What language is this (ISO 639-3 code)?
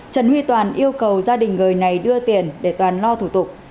vie